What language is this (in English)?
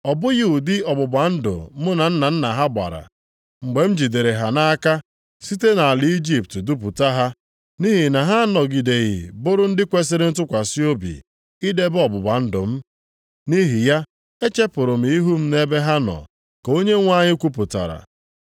Igbo